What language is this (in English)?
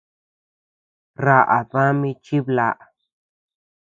Tepeuxila Cuicatec